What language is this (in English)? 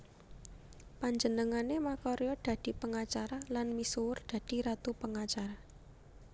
Javanese